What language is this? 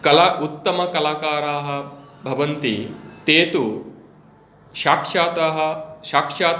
Sanskrit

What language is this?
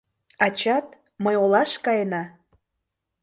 Mari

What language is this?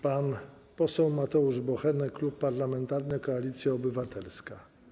Polish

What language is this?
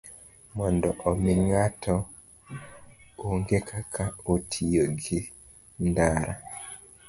Luo (Kenya and Tanzania)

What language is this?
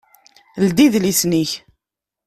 Kabyle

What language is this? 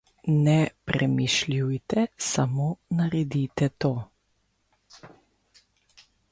Slovenian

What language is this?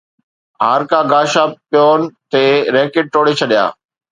Sindhi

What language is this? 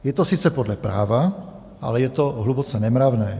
Czech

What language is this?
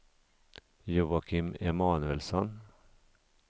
Swedish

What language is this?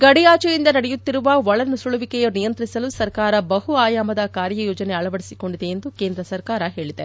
Kannada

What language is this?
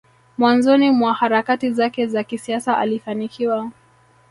Swahili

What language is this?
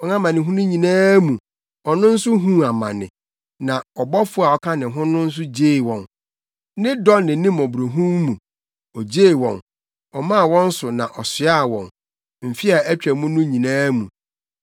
Akan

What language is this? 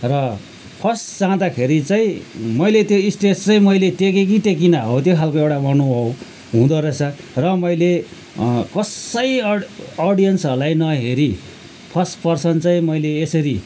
Nepali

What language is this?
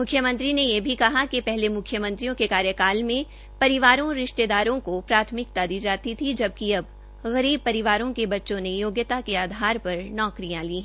Hindi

